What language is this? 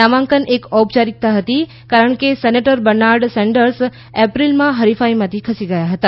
Gujarati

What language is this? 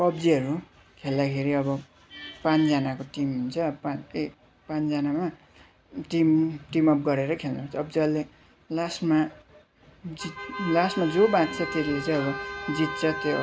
Nepali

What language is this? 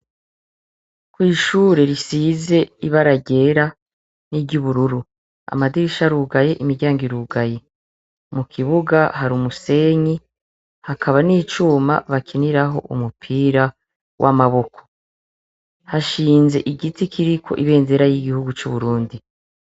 Rundi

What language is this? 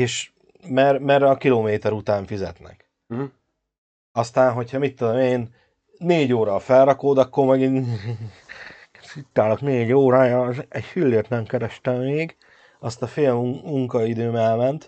Hungarian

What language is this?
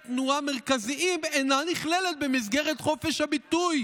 Hebrew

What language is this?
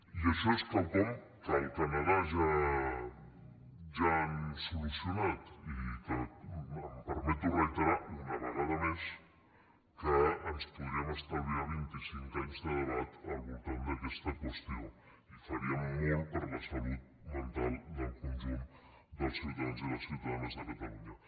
Catalan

